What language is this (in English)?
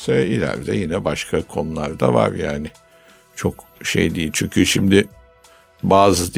Turkish